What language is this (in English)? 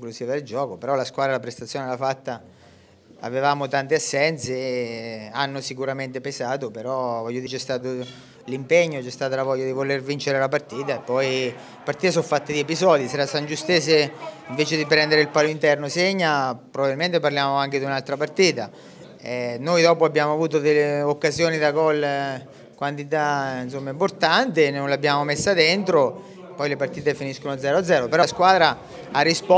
Italian